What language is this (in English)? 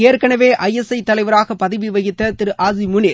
Tamil